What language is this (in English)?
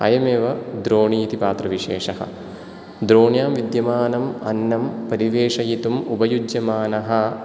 Sanskrit